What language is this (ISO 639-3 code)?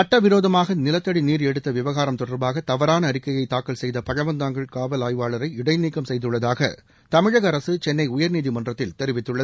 tam